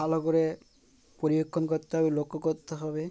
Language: Bangla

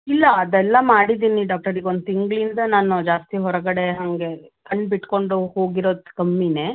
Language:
Kannada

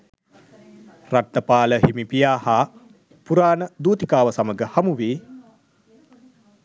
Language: Sinhala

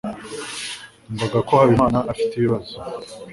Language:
Kinyarwanda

